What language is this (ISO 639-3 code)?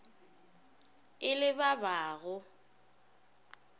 nso